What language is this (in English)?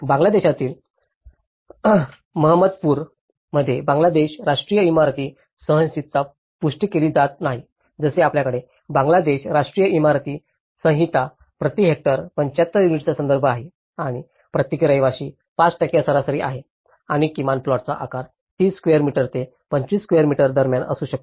Marathi